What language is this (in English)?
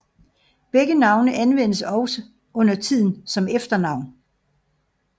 Danish